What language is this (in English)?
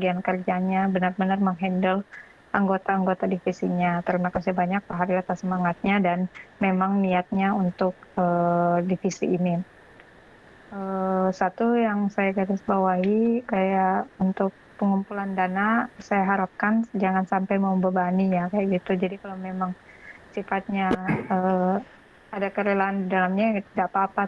Indonesian